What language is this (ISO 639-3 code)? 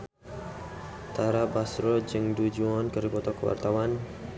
sun